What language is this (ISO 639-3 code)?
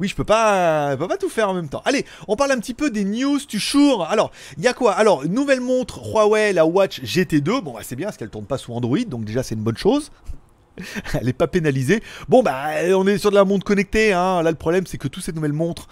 fra